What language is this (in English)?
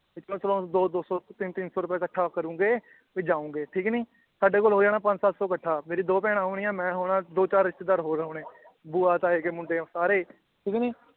Punjabi